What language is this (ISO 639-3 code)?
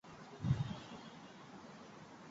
zho